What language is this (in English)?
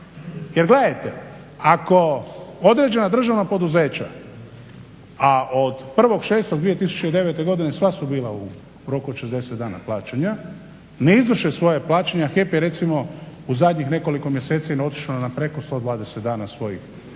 Croatian